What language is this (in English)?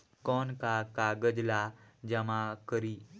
Chhattisgarhi